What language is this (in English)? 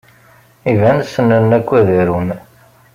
Kabyle